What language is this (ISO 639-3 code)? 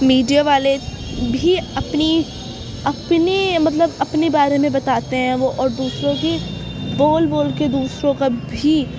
urd